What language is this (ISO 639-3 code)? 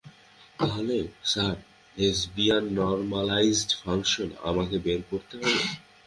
ben